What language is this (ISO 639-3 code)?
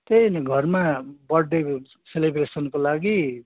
nep